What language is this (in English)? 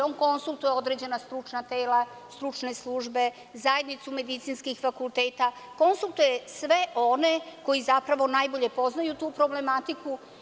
Serbian